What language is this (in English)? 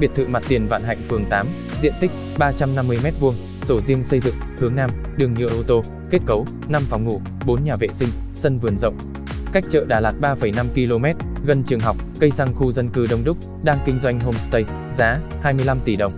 Vietnamese